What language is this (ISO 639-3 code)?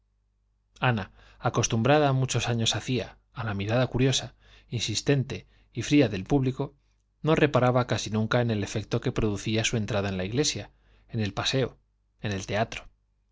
spa